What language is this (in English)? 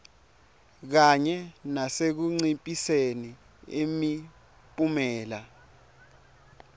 Swati